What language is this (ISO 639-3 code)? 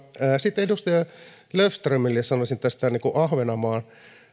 fin